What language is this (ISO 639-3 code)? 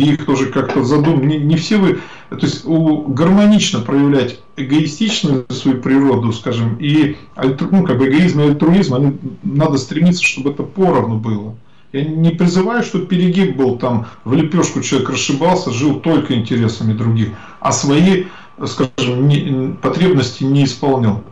rus